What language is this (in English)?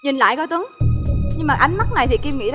Vietnamese